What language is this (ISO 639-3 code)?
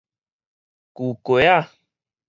nan